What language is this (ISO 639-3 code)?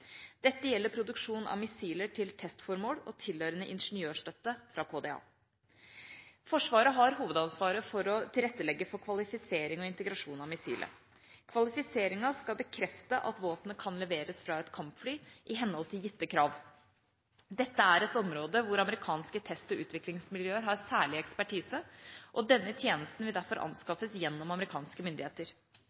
nob